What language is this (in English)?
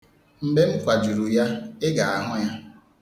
Igbo